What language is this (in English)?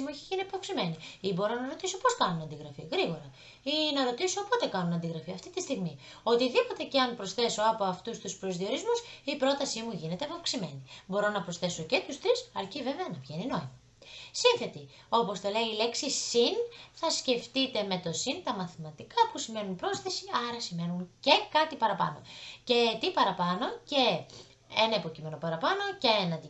Greek